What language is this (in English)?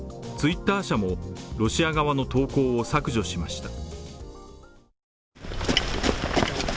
Japanese